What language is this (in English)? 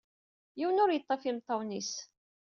Kabyle